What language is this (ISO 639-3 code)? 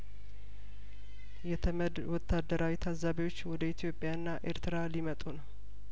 amh